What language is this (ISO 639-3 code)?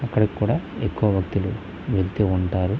tel